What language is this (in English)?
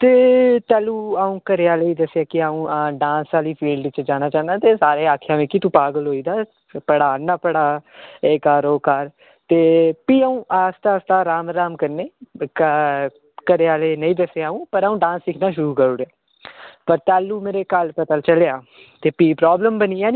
Dogri